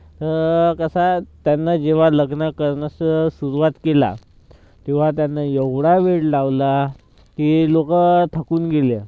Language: Marathi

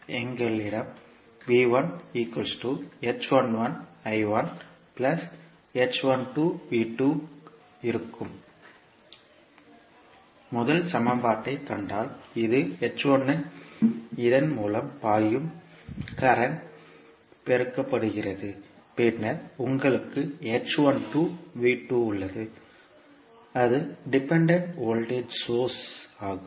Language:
Tamil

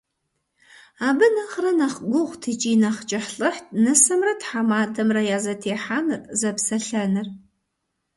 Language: Kabardian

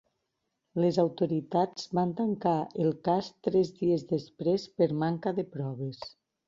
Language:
Catalan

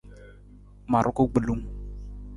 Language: Nawdm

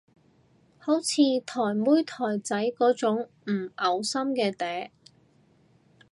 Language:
Cantonese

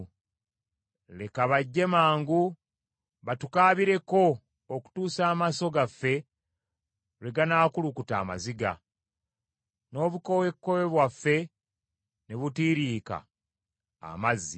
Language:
Ganda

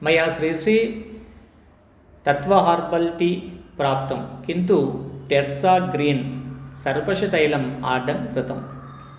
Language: Sanskrit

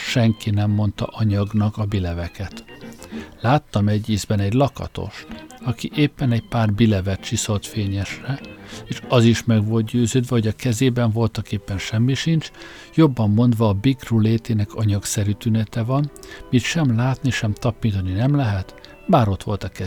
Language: Hungarian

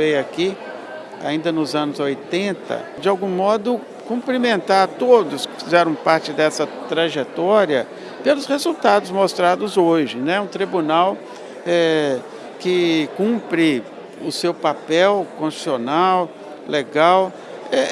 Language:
Portuguese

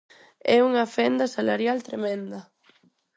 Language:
Galician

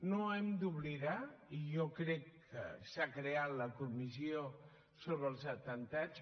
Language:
Catalan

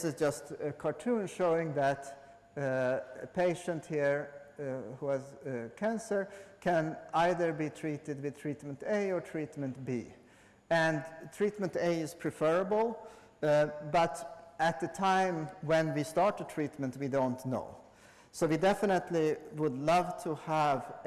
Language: English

